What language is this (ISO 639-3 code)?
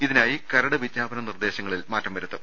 mal